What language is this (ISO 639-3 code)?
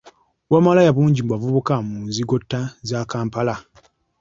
lug